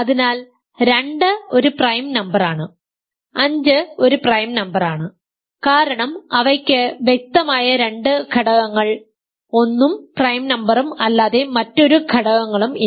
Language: Malayalam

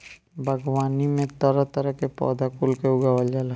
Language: Bhojpuri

